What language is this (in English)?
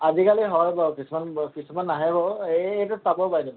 Assamese